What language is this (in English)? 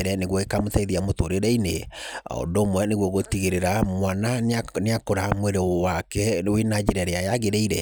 Kikuyu